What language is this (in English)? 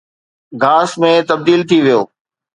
Sindhi